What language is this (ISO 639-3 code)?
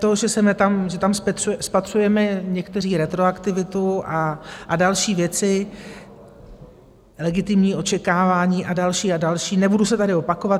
ces